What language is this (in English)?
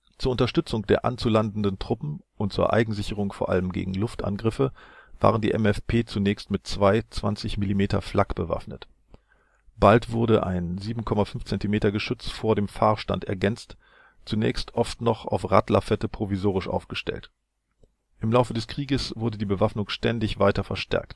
German